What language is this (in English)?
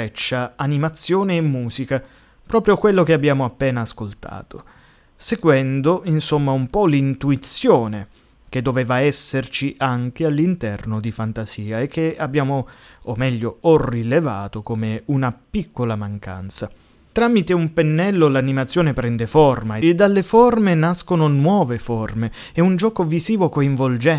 Italian